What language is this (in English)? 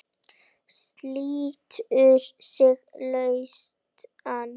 Icelandic